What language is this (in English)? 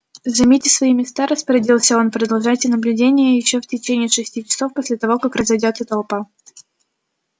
Russian